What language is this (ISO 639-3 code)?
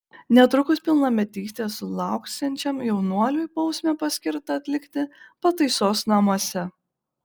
lit